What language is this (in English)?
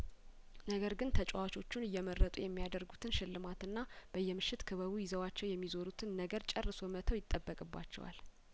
Amharic